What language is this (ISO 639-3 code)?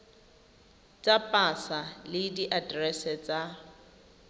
tsn